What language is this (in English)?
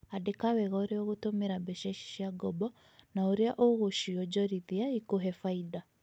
Kikuyu